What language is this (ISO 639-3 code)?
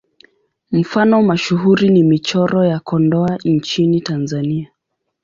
swa